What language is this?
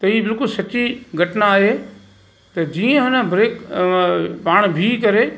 Sindhi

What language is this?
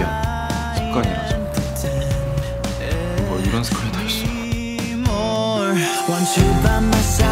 Korean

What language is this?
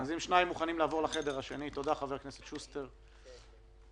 Hebrew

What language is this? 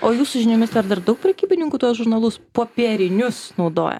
Lithuanian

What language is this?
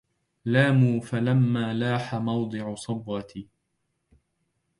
Arabic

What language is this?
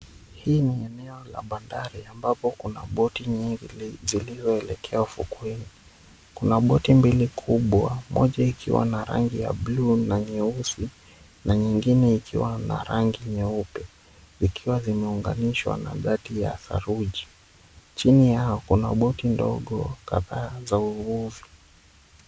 Swahili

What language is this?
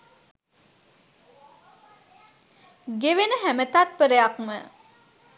Sinhala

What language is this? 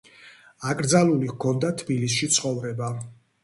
Georgian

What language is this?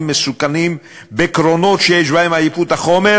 Hebrew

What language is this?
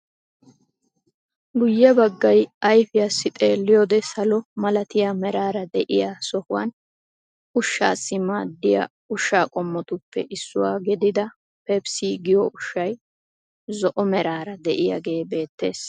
Wolaytta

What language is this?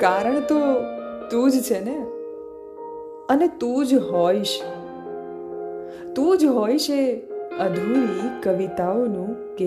Gujarati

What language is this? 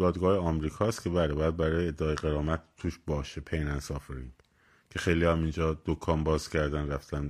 Persian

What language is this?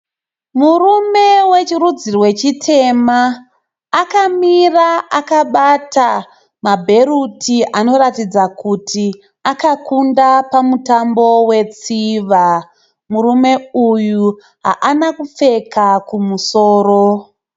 Shona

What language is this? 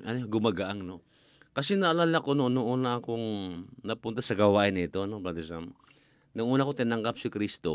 Filipino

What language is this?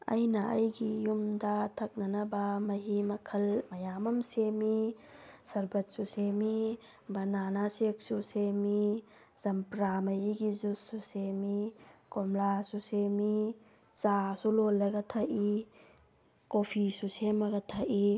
Manipuri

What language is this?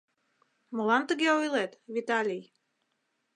Mari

